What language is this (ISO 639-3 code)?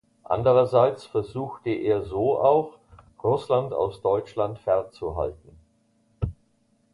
deu